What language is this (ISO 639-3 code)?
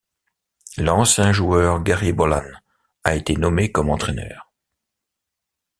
fra